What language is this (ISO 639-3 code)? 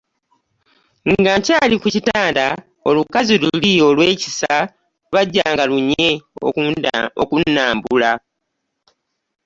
lug